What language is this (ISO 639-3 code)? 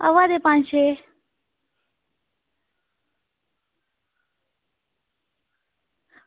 doi